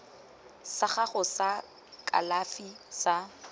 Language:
Tswana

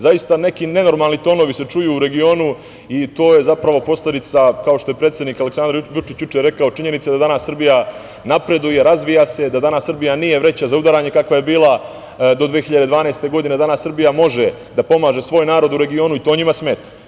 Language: Serbian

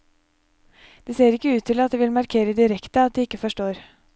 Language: Norwegian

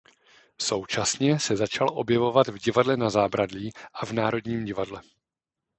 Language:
Czech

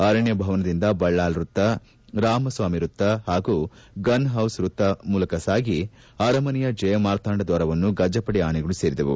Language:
Kannada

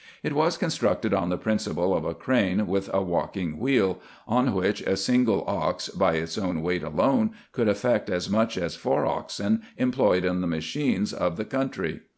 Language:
English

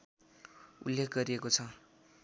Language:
Nepali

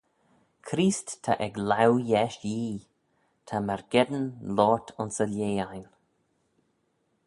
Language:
Manx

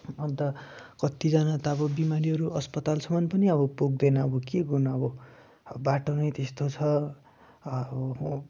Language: Nepali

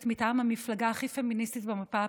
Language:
Hebrew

